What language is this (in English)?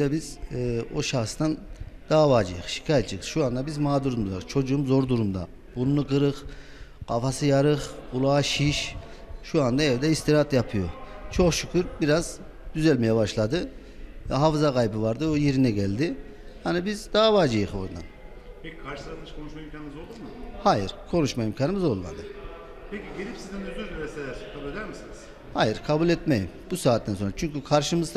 Turkish